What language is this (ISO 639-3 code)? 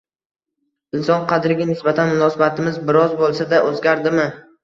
uzb